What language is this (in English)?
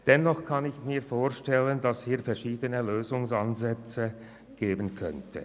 Swiss German